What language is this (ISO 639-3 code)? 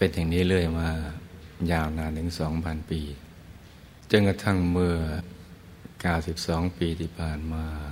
tha